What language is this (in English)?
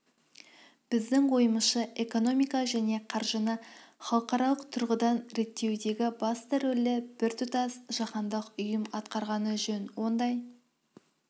Kazakh